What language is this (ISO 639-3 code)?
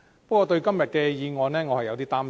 yue